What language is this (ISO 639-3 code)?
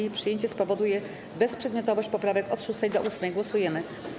pol